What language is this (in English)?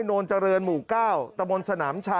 Thai